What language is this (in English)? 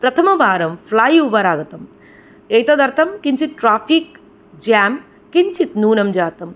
Sanskrit